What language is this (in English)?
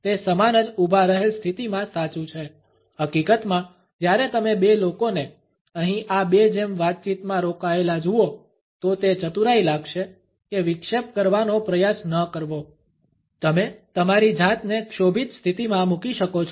Gujarati